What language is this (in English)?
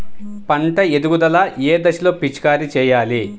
Telugu